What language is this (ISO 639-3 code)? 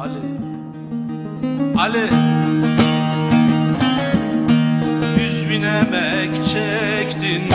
tur